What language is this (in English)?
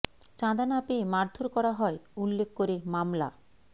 Bangla